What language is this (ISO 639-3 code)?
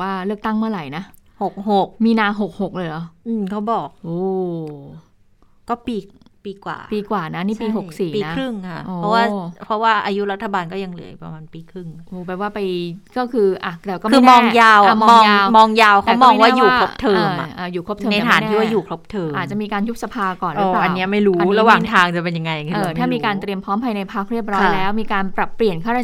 tha